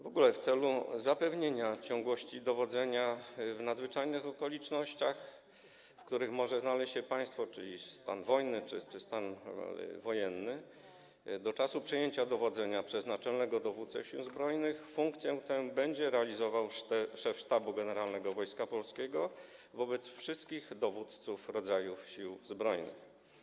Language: Polish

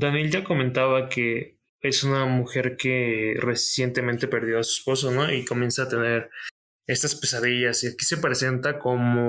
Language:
Spanish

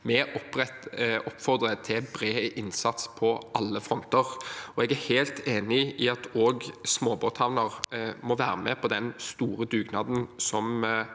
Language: Norwegian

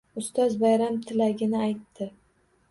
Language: Uzbek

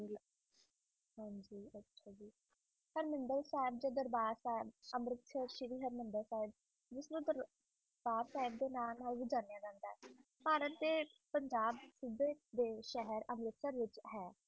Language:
Punjabi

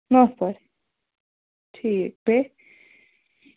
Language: Kashmiri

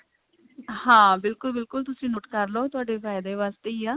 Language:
Punjabi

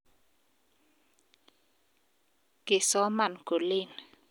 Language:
Kalenjin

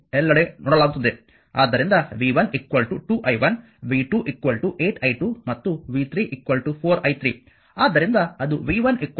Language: Kannada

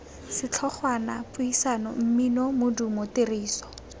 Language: Tswana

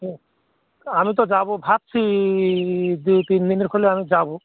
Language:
Bangla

